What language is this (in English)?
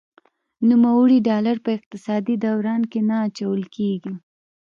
Pashto